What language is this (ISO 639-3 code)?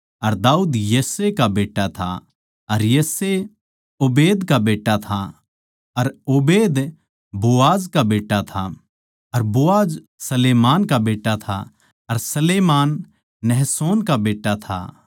bgc